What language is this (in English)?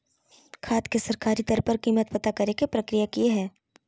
Magahi